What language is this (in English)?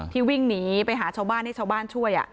Thai